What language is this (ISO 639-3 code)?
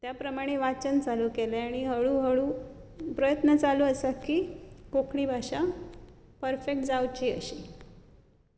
kok